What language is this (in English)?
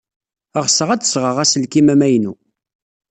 Kabyle